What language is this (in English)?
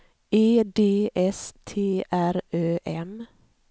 Swedish